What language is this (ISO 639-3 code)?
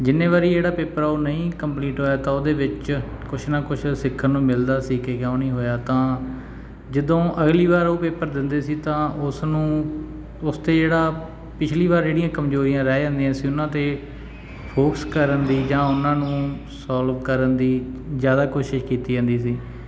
pan